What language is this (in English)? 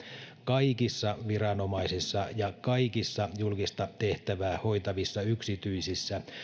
Finnish